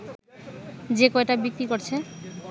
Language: Bangla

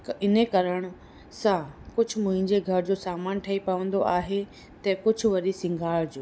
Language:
Sindhi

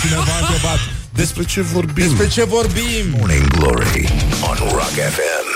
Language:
Romanian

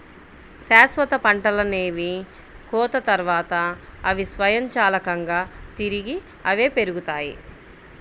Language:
Telugu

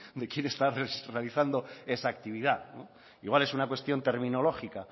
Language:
Spanish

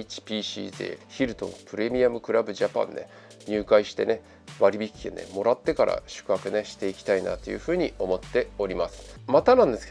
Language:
Japanese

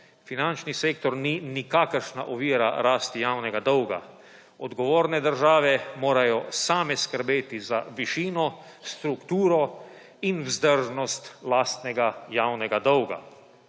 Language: Slovenian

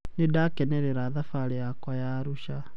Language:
Kikuyu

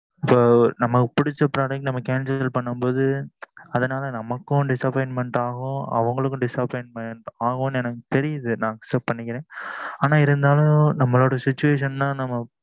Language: Tamil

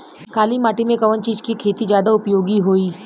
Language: Bhojpuri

